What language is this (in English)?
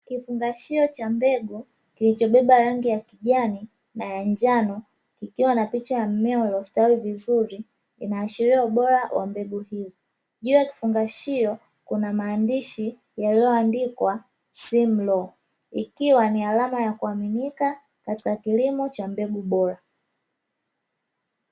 Swahili